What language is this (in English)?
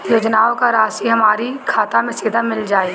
Bhojpuri